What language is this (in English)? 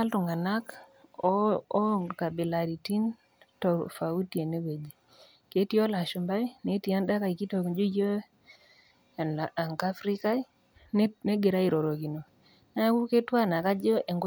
Masai